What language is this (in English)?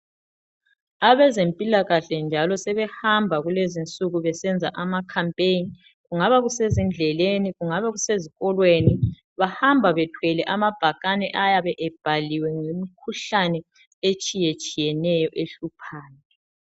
North Ndebele